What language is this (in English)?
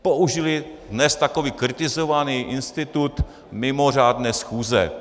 Czech